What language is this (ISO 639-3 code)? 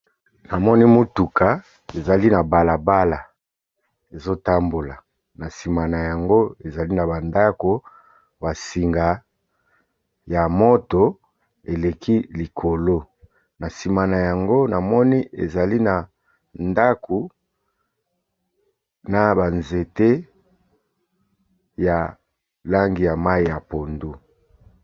lin